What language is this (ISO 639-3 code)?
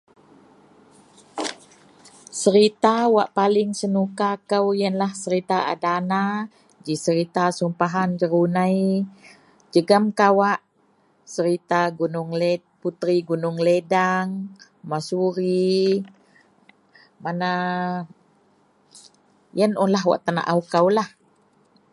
mel